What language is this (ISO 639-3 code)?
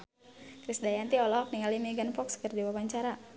sun